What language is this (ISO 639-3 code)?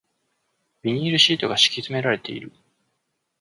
jpn